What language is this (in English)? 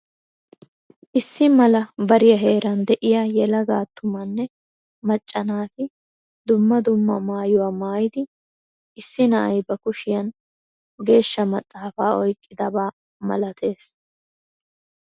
Wolaytta